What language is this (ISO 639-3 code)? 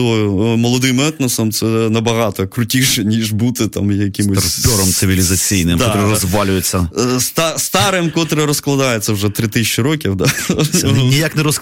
ukr